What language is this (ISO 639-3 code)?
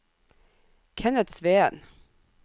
nor